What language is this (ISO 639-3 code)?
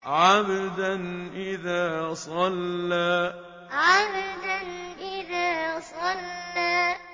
ara